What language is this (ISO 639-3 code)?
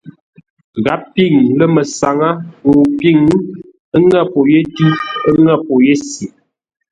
nla